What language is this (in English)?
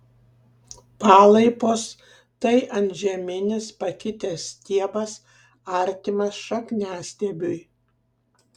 Lithuanian